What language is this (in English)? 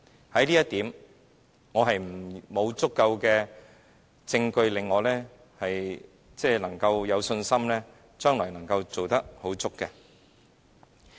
Cantonese